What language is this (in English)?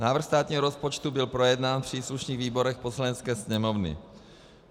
Czech